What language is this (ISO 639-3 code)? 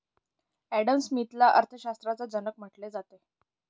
mar